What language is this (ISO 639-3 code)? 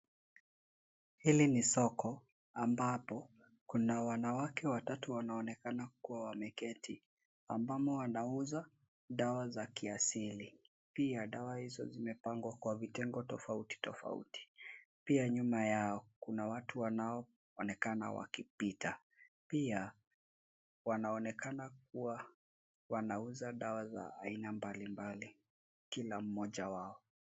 swa